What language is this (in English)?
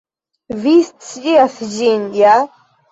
Esperanto